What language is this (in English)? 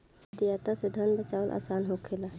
Bhojpuri